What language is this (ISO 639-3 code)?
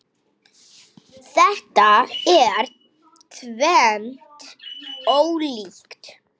isl